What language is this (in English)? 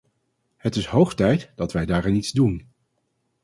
Dutch